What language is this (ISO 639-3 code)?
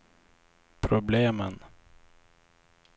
swe